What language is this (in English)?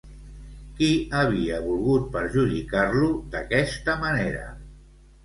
Catalan